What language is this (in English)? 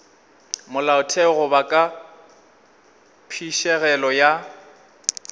Northern Sotho